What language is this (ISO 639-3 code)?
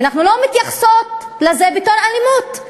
heb